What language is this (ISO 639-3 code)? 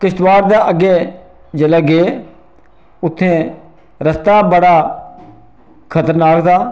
doi